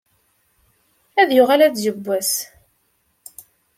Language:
Kabyle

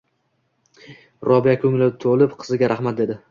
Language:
Uzbek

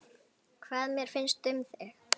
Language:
Icelandic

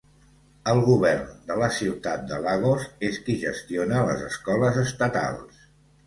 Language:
Catalan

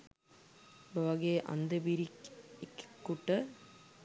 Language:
Sinhala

